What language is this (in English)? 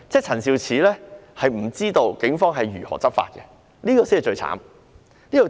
Cantonese